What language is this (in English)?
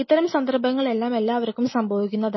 Malayalam